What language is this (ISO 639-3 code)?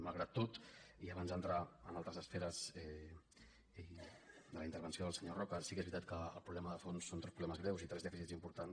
cat